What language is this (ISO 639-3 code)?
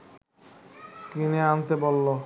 ben